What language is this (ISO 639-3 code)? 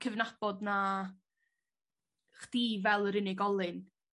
cym